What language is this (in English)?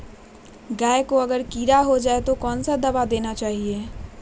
Magahi